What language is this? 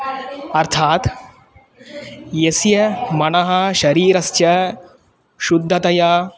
Sanskrit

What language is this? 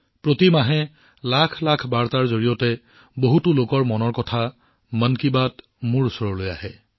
Assamese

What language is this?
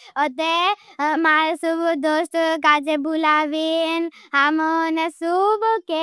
Bhili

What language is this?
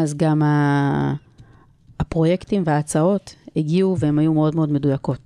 Hebrew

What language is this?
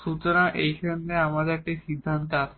Bangla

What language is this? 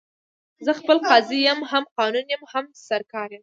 Pashto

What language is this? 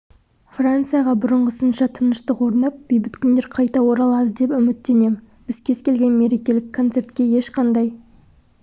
Kazakh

